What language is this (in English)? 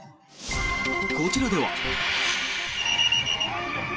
Japanese